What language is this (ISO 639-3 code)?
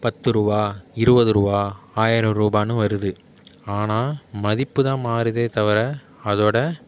tam